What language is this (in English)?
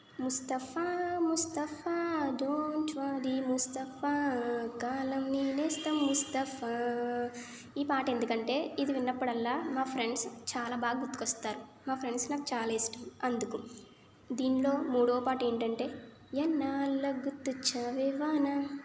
Telugu